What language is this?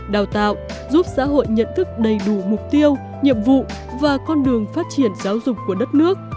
Vietnamese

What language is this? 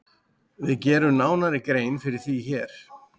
Icelandic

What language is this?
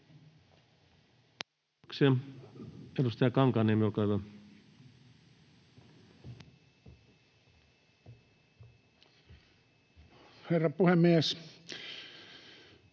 Finnish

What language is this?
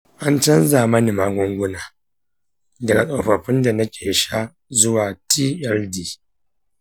Hausa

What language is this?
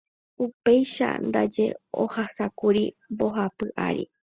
Guarani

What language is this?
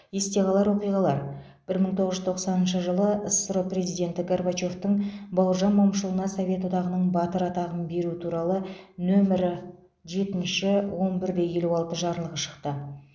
Kazakh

